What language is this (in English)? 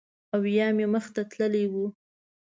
Pashto